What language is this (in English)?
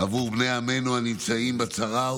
Hebrew